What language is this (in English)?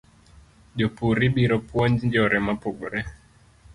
Luo (Kenya and Tanzania)